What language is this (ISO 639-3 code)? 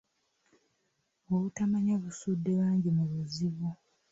lug